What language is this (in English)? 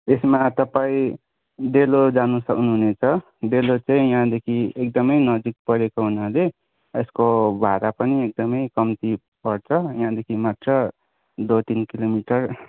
Nepali